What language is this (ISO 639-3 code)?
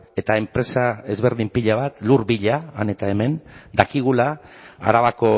eus